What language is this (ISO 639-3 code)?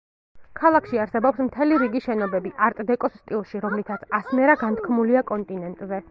kat